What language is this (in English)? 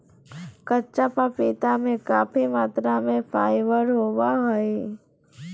Magahi